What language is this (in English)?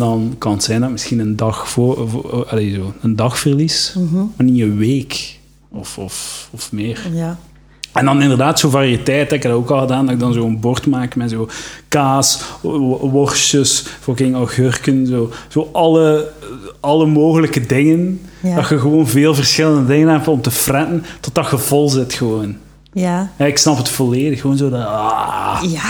Dutch